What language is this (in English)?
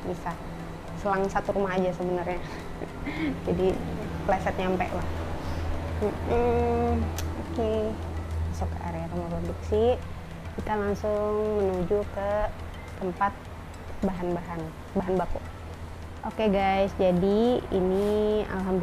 Indonesian